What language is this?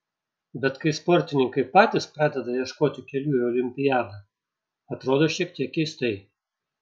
Lithuanian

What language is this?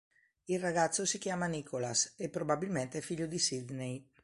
Italian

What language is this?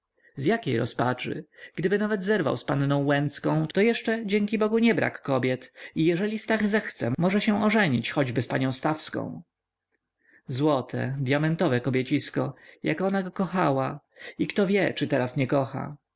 Polish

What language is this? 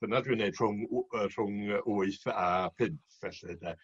Welsh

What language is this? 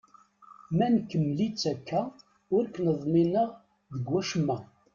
Kabyle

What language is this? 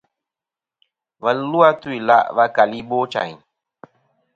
Kom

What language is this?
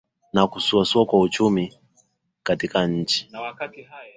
Swahili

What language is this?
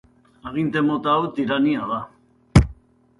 Basque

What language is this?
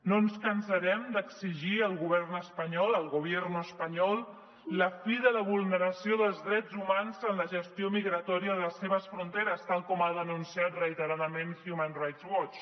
Catalan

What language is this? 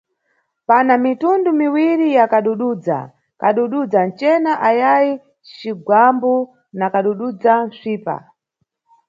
Nyungwe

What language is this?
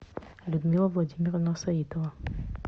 Russian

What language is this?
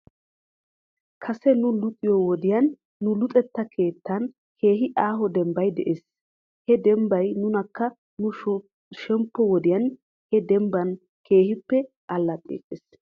Wolaytta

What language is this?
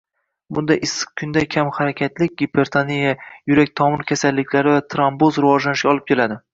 Uzbek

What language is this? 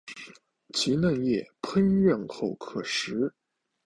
Chinese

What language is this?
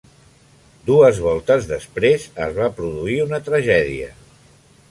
Catalan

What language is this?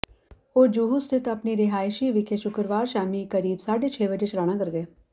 Punjabi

